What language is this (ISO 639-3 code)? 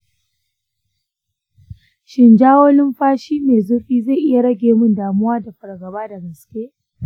hau